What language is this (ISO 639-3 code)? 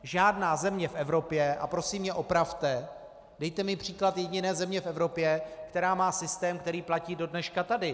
ces